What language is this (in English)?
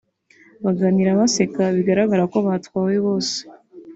Kinyarwanda